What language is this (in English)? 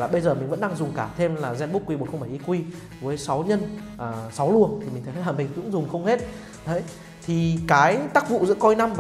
Vietnamese